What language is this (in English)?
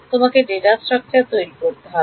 Bangla